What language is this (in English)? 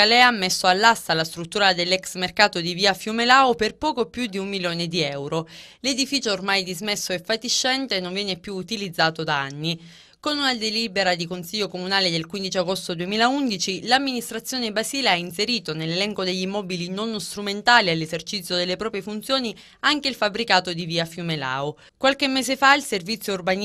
Italian